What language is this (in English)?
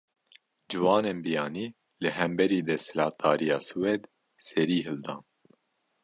Kurdish